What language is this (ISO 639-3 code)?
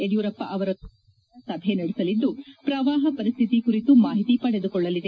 kan